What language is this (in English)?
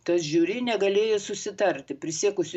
Lithuanian